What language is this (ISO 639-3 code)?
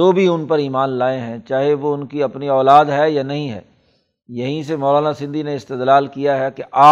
urd